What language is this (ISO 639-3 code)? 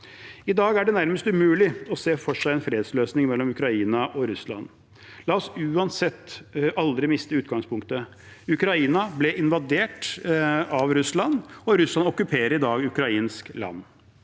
nor